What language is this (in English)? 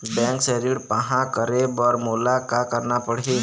Chhattisgarhi